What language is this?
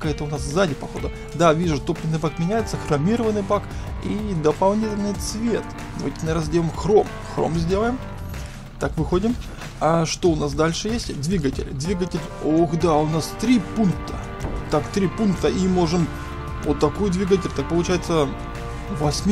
Russian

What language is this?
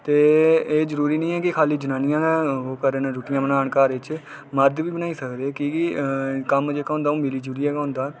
Dogri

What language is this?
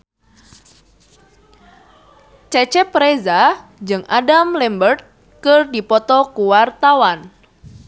Sundanese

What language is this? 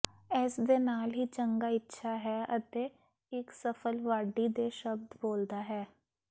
Punjabi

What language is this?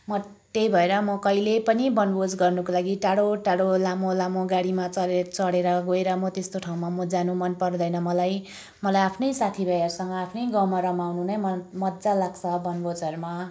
Nepali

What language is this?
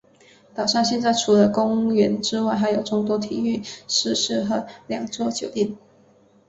Chinese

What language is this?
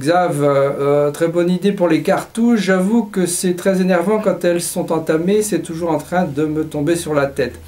French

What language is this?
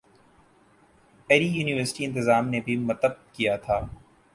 Urdu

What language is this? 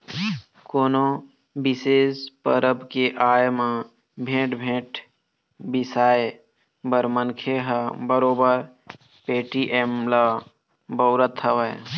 Chhattisgarhi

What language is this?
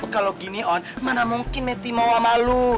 Indonesian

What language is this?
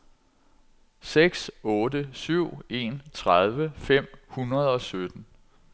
Danish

